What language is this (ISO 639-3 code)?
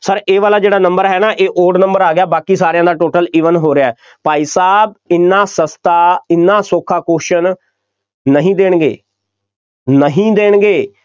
pan